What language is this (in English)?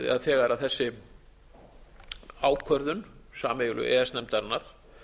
Icelandic